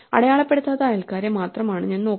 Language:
Malayalam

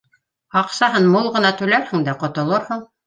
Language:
Bashkir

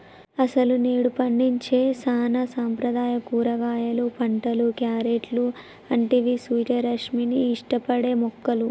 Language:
Telugu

